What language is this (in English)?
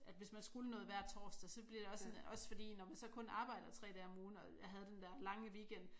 Danish